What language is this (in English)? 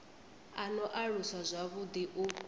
Venda